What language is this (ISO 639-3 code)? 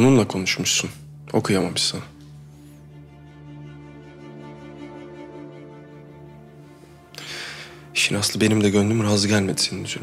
tur